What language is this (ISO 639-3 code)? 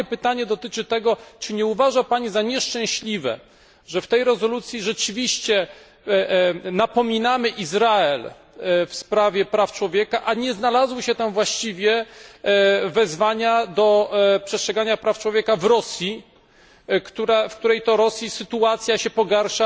pol